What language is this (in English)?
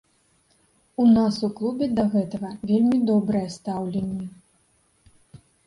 Belarusian